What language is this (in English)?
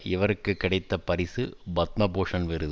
Tamil